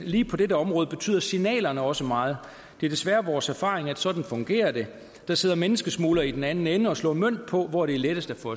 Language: Danish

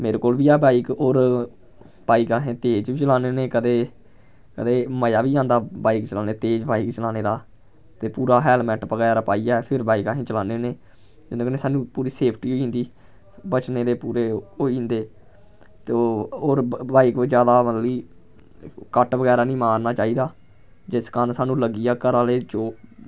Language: Dogri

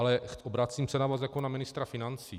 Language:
Czech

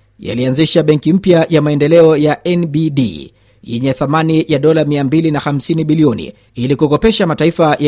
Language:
Swahili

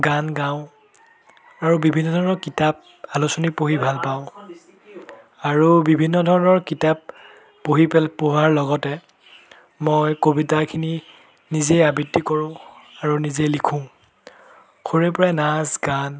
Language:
Assamese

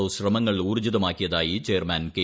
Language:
Malayalam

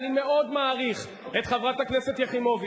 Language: Hebrew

